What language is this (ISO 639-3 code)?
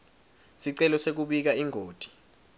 ssw